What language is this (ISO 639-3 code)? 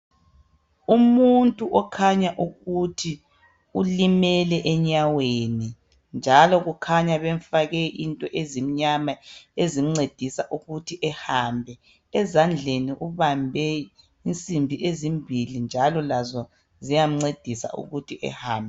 nde